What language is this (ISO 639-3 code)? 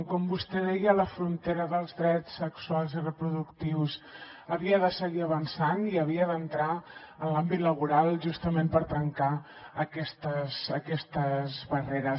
cat